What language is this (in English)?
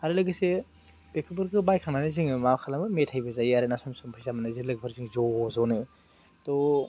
Bodo